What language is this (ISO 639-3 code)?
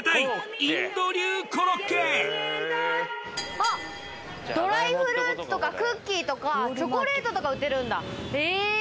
jpn